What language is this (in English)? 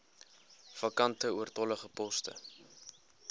Afrikaans